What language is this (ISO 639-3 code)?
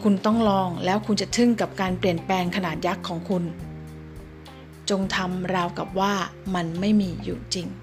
tha